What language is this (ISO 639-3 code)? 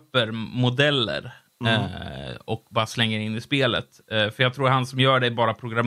swe